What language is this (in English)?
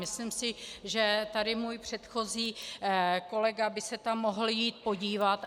Czech